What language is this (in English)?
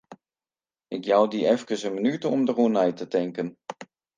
Western Frisian